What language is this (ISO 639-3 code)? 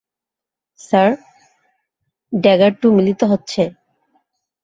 ben